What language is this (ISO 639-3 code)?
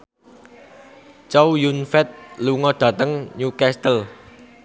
jav